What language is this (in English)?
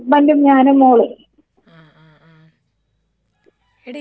Malayalam